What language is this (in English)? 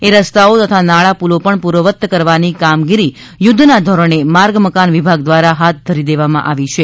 Gujarati